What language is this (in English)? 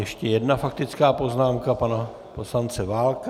Czech